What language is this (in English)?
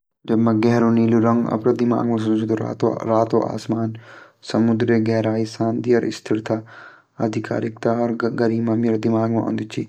Garhwali